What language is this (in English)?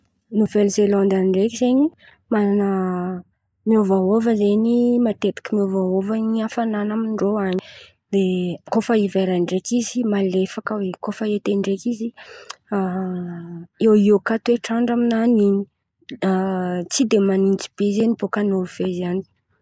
Antankarana Malagasy